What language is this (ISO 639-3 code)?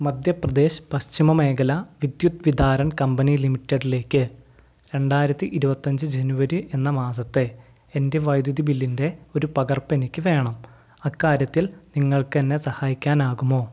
mal